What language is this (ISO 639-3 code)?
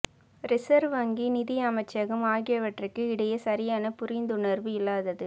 tam